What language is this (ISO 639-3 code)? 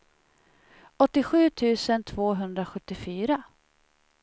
swe